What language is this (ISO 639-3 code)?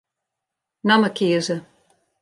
fry